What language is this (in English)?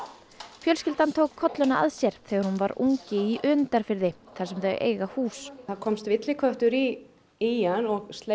Icelandic